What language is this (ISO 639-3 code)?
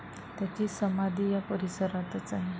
mar